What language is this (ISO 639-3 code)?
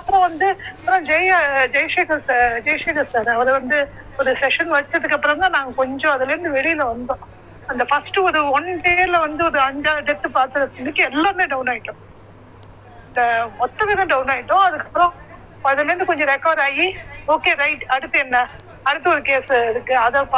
tam